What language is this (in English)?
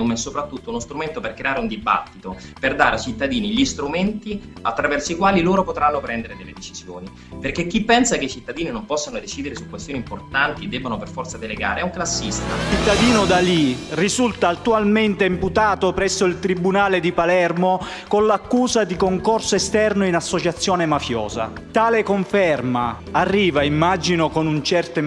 Italian